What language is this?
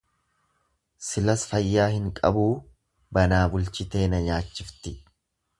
Oromo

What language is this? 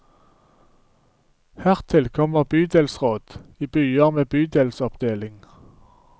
Norwegian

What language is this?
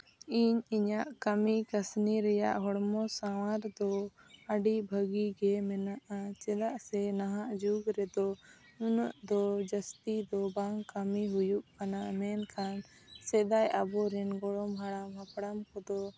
Santali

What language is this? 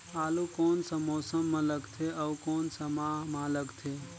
Chhattisgarhi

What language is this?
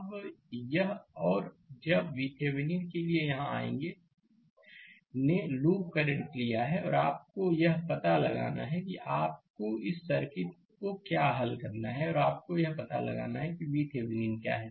Hindi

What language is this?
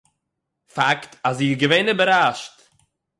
Yiddish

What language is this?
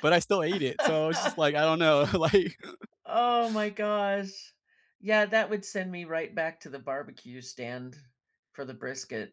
English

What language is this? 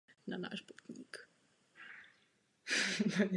Czech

